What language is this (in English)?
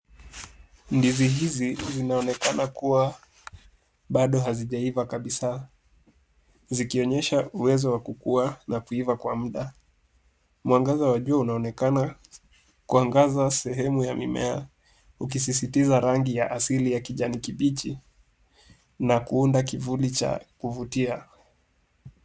Swahili